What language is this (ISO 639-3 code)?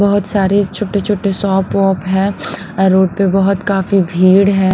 hin